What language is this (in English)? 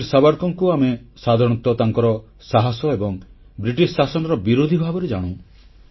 Odia